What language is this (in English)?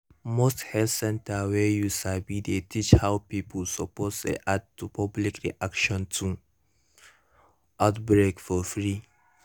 Nigerian Pidgin